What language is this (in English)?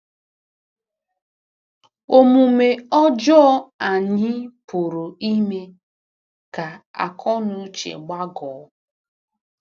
Igbo